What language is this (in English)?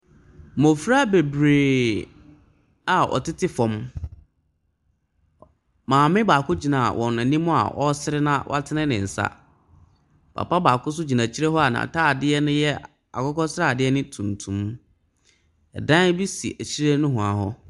Akan